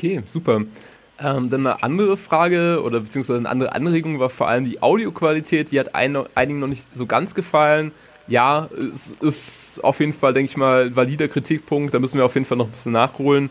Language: German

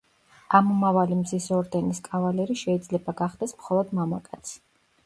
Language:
Georgian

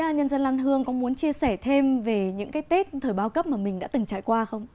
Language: Vietnamese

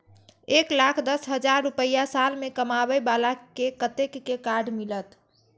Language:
Maithili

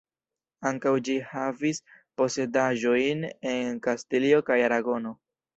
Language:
Esperanto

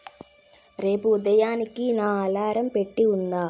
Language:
Telugu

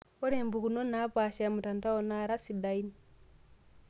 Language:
Masai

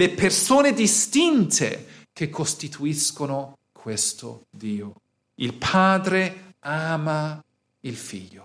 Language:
Italian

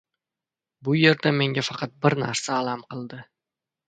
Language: Uzbek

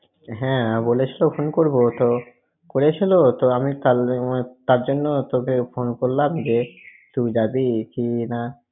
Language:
Bangla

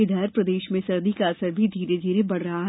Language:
Hindi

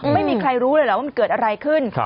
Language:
Thai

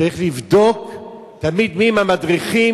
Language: Hebrew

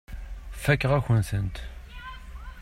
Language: Kabyle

